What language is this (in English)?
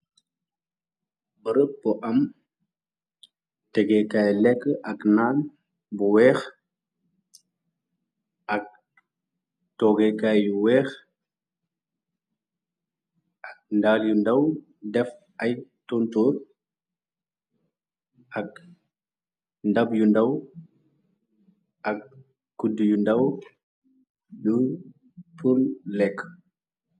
Wolof